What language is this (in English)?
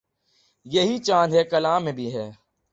Urdu